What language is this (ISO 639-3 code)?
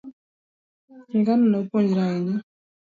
luo